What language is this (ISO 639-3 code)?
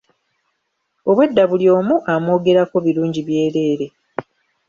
lug